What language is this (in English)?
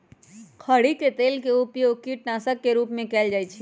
Magahi